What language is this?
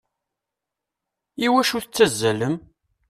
Kabyle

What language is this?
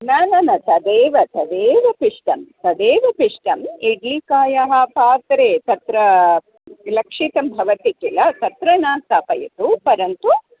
Sanskrit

